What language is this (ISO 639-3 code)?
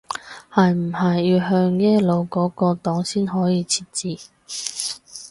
yue